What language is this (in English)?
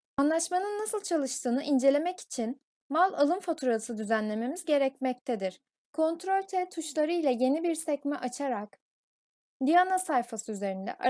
Turkish